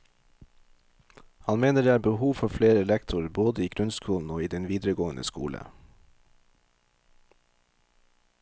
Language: Norwegian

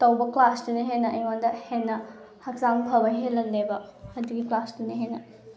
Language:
Manipuri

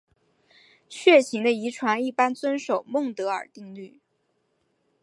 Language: Chinese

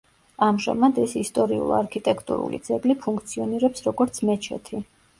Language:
Georgian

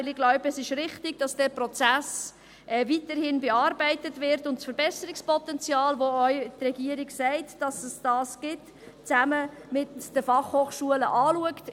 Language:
Swiss German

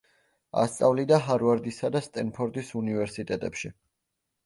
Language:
Georgian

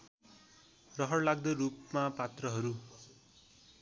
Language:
Nepali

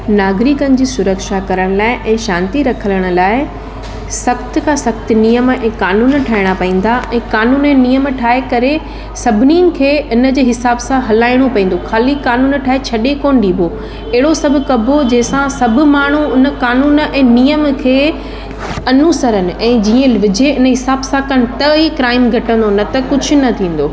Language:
Sindhi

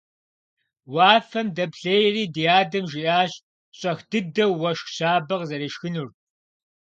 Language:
Kabardian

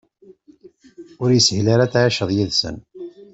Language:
Kabyle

